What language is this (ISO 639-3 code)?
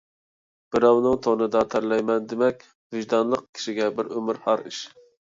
uig